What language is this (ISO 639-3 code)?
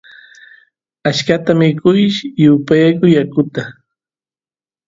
qus